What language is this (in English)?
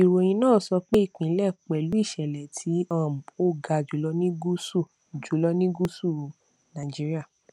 Yoruba